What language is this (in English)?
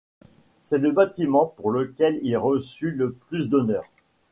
French